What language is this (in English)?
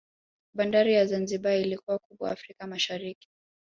Swahili